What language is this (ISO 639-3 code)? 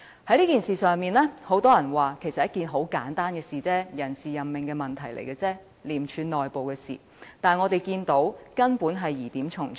yue